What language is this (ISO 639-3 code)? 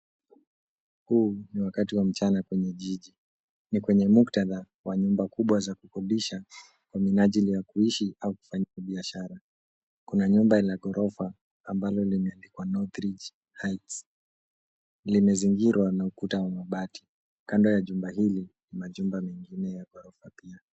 swa